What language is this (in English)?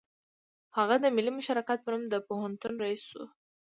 Pashto